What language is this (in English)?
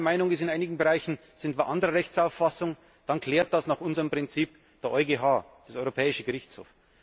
German